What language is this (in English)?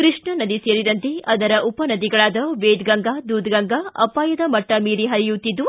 Kannada